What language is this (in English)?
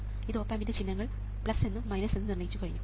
Malayalam